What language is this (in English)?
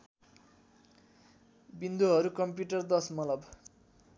Nepali